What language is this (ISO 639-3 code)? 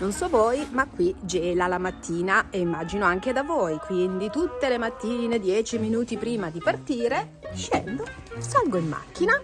ita